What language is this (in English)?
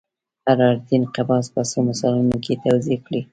Pashto